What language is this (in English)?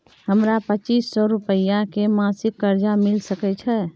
Maithili